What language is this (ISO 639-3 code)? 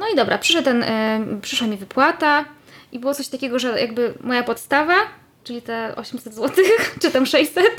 pol